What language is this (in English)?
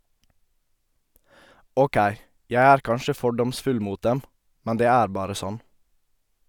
Norwegian